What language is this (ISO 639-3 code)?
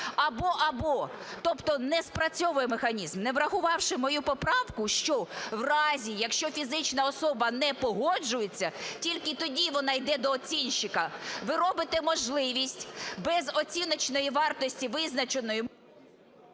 ukr